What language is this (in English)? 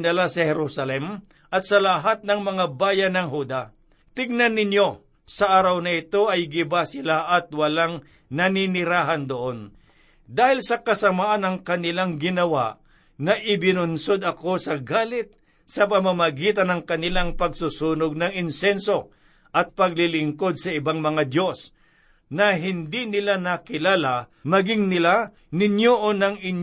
Filipino